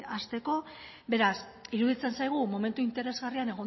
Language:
Basque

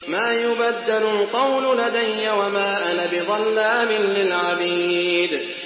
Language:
Arabic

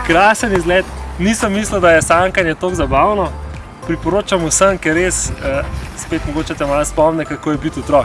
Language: Slovenian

